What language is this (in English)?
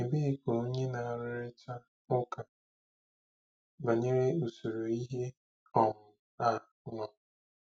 Igbo